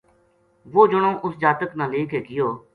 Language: Gujari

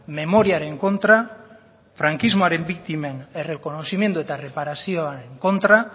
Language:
Basque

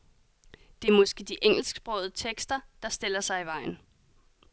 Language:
Danish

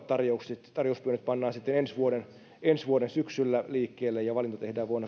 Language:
Finnish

